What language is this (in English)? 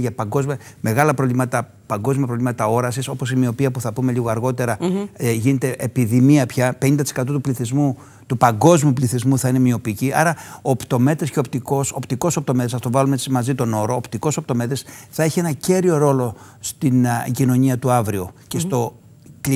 Greek